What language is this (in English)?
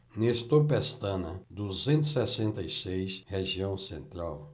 Portuguese